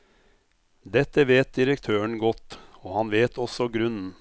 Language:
Norwegian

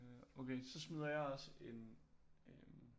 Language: Danish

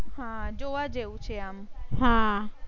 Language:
Gujarati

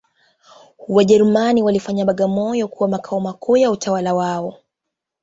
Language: Swahili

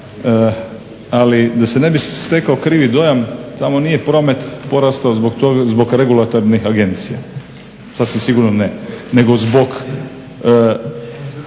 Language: Croatian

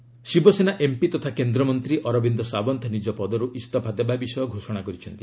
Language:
Odia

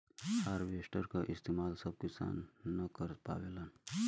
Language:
Bhojpuri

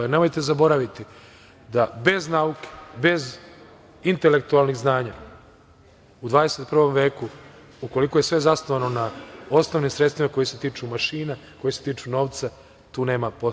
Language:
Serbian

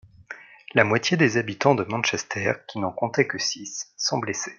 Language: French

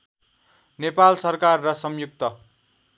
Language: Nepali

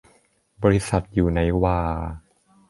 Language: Thai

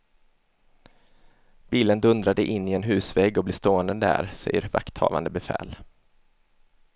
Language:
Swedish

